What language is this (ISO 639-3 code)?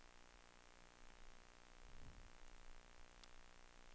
dan